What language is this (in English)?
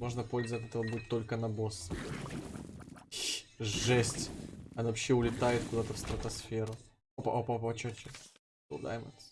Russian